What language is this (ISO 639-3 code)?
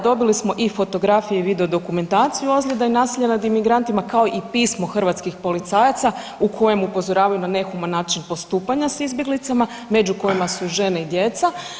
hrv